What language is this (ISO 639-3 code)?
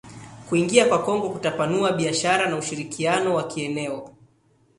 swa